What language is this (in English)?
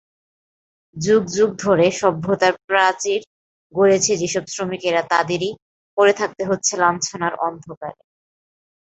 Bangla